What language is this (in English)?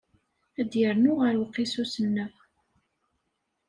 Kabyle